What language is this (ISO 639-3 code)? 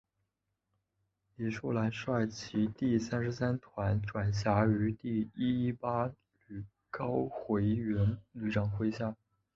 zho